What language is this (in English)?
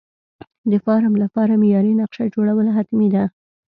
Pashto